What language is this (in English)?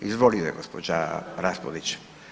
Croatian